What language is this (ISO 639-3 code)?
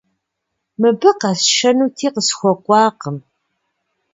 kbd